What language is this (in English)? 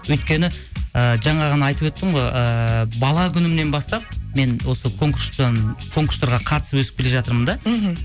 Kazakh